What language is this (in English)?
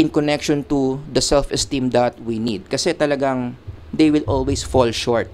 Filipino